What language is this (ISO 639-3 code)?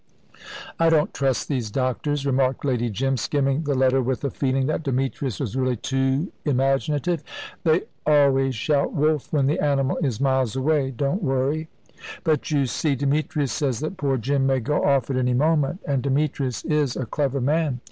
eng